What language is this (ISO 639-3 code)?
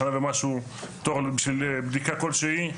heb